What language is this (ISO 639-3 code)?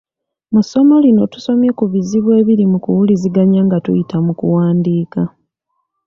lug